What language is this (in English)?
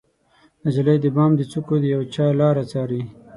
Pashto